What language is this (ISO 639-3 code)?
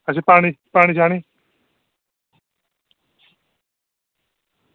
doi